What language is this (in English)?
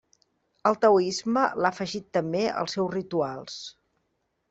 Catalan